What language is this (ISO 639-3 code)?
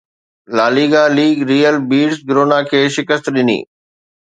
snd